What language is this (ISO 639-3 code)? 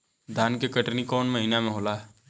bho